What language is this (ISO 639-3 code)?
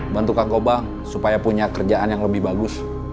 ind